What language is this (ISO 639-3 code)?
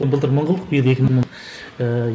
kaz